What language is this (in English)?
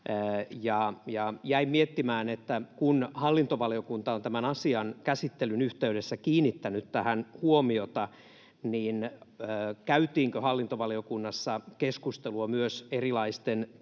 Finnish